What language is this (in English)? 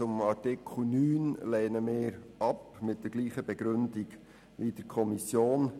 Swiss German